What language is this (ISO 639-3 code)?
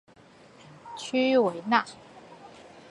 zho